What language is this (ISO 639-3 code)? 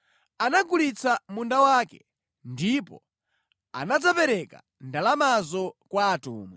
nya